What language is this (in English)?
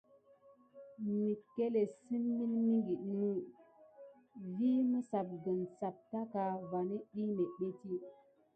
Gidar